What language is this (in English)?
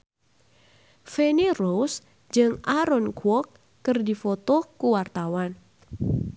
Sundanese